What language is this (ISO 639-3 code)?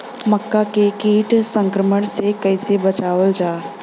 bho